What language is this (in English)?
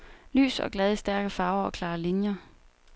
Danish